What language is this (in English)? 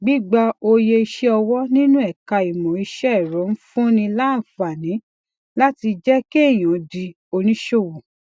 Yoruba